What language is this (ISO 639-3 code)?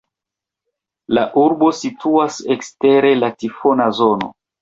epo